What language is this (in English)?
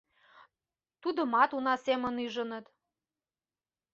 Mari